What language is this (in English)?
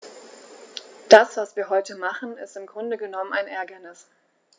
German